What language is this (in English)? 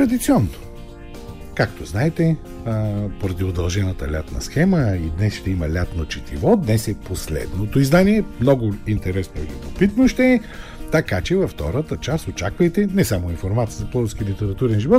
Bulgarian